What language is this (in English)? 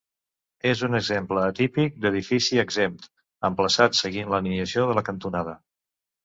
Catalan